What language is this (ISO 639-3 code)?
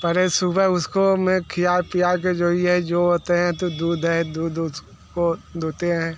hin